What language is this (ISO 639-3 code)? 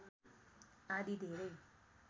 nep